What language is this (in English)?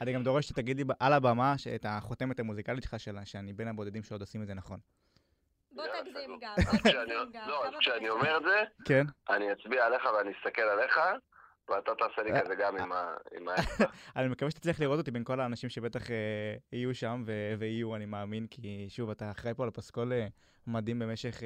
Hebrew